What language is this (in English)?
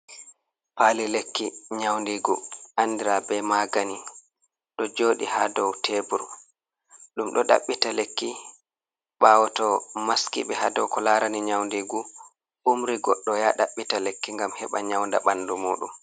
Fula